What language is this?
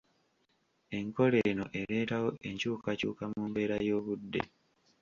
Ganda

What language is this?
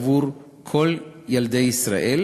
Hebrew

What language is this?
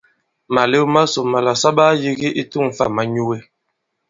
Bankon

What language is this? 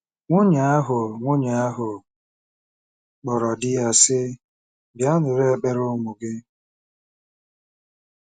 Igbo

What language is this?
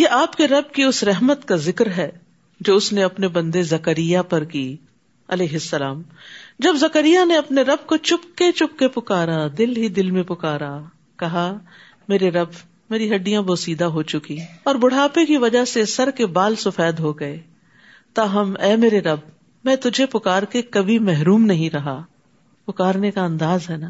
Urdu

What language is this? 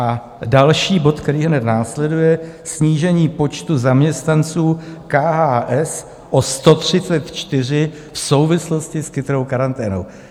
Czech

